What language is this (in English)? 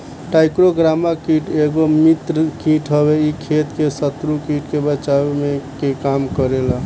Bhojpuri